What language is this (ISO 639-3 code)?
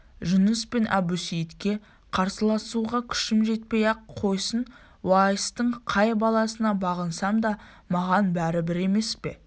kaz